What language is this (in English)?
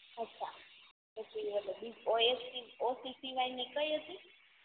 Gujarati